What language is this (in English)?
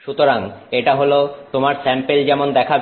Bangla